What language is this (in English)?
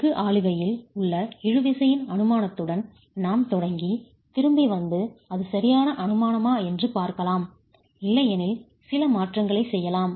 Tamil